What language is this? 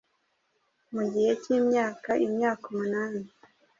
Kinyarwanda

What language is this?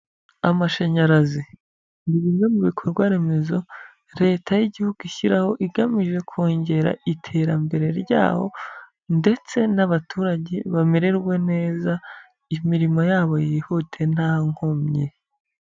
Kinyarwanda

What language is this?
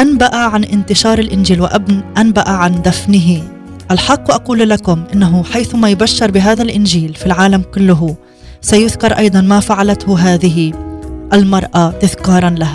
Arabic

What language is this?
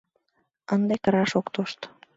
Mari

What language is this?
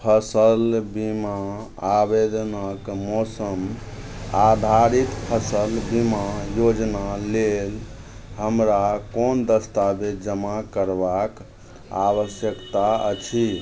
Maithili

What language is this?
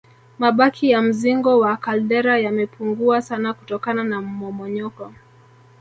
Swahili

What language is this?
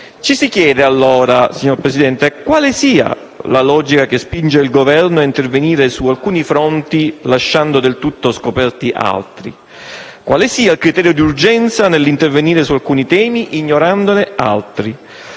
Italian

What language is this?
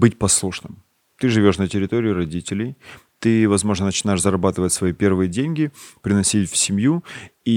Russian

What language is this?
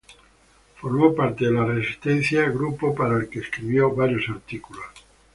Spanish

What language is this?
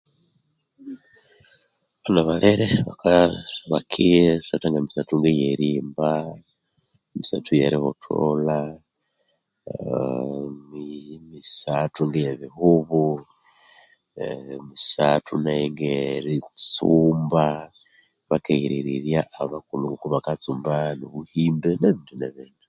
Konzo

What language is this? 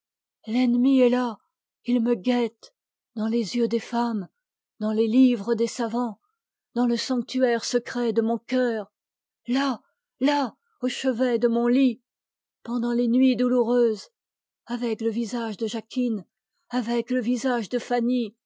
French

